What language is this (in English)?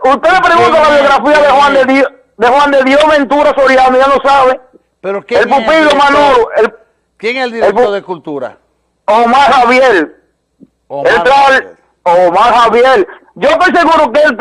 Spanish